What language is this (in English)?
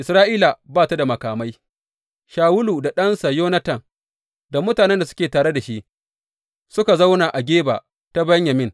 Hausa